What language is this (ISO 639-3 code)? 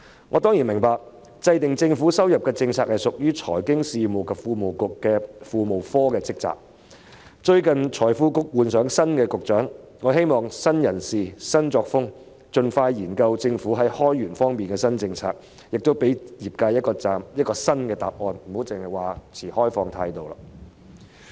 yue